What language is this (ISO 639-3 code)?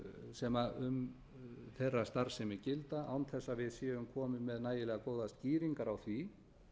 isl